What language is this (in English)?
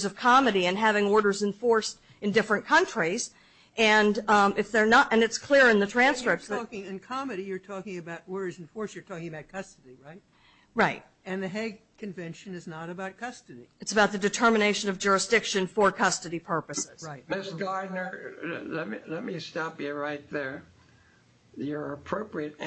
English